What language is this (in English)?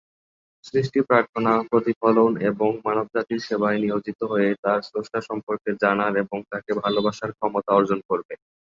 Bangla